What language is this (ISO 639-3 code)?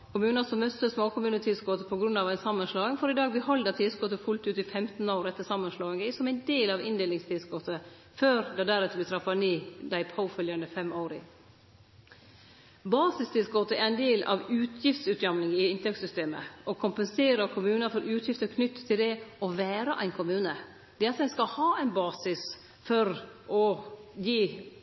nno